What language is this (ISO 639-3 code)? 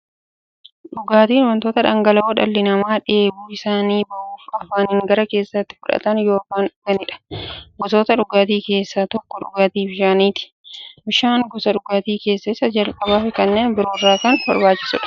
orm